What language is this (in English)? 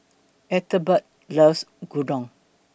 English